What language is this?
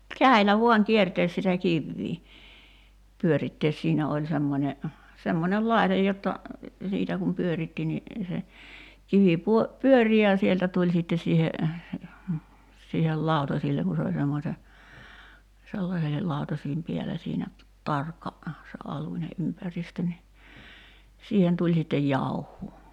Finnish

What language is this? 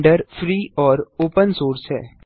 Hindi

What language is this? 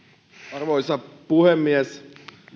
Finnish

